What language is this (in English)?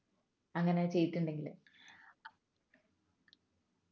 Malayalam